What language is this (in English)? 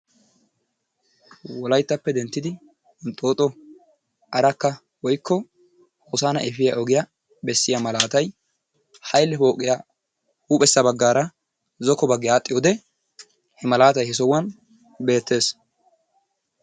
Wolaytta